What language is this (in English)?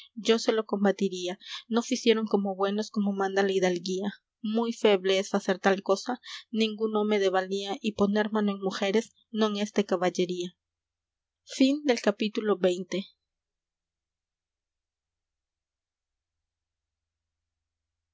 Spanish